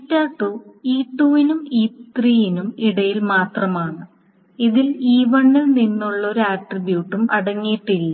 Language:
Malayalam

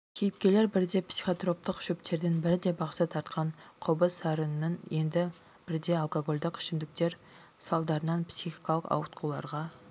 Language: Kazakh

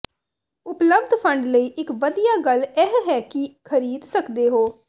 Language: Punjabi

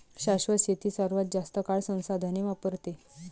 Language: Marathi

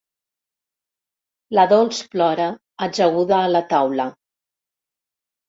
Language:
Catalan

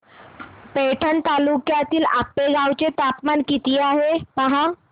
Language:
Marathi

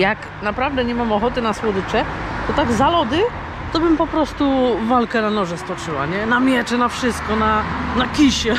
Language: Polish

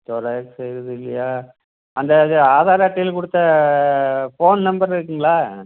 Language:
Tamil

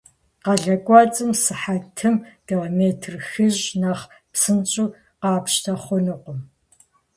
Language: Kabardian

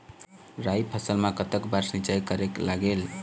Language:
Chhattisgarhi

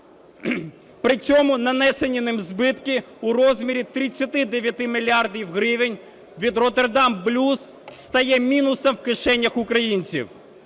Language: Ukrainian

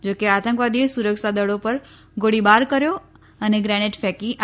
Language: Gujarati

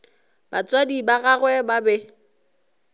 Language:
Northern Sotho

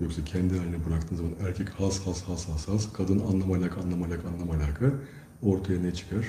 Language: Turkish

